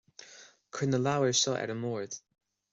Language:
Irish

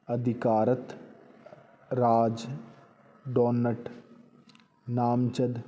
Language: Punjabi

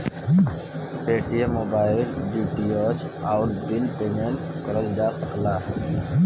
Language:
Bhojpuri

